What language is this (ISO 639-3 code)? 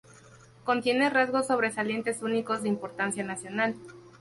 spa